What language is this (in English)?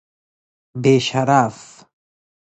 Persian